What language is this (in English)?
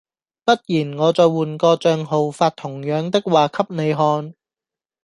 Cantonese